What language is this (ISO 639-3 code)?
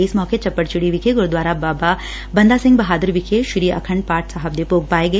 pan